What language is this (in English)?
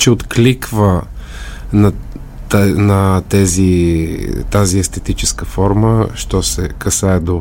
Bulgarian